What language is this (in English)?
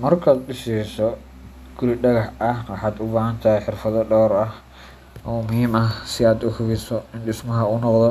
Somali